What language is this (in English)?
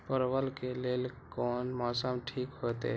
Maithili